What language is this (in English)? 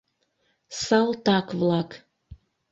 Mari